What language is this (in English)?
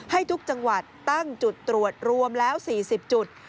Thai